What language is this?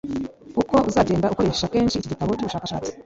Kinyarwanda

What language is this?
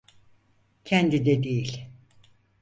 Turkish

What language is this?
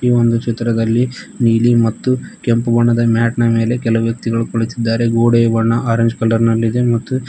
Kannada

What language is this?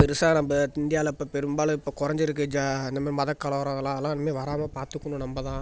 Tamil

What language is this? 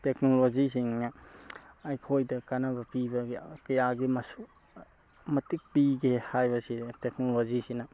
Manipuri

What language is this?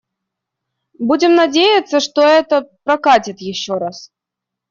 Russian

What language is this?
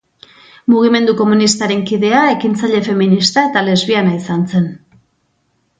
Basque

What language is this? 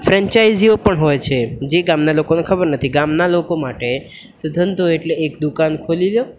Gujarati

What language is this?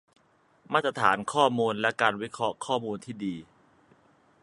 Thai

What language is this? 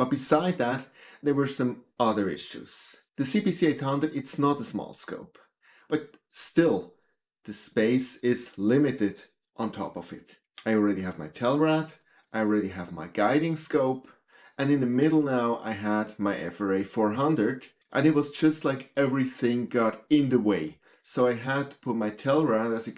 English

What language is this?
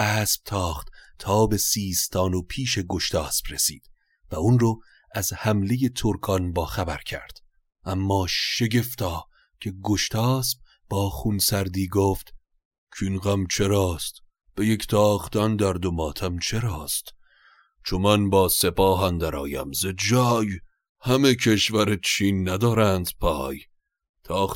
Persian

